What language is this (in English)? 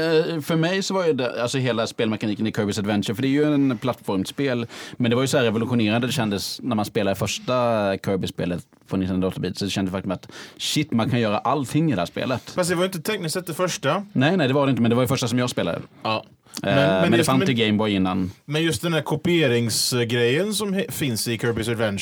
Swedish